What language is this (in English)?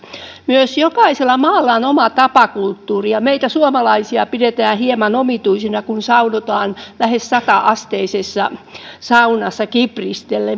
Finnish